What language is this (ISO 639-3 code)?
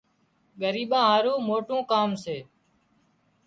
kxp